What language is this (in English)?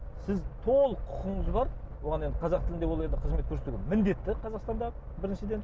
Kazakh